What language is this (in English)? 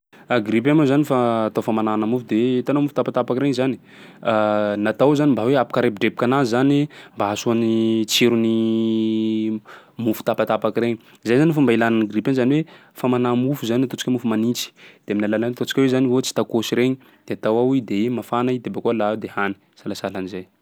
Sakalava Malagasy